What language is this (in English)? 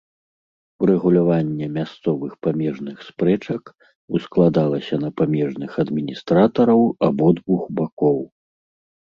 Belarusian